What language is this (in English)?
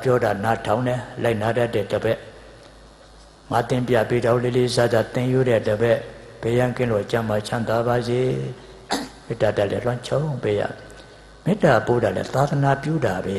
English